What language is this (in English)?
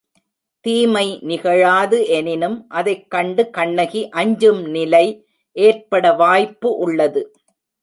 Tamil